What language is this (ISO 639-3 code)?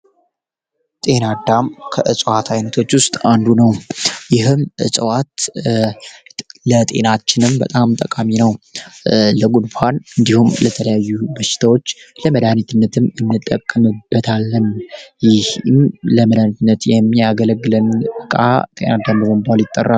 amh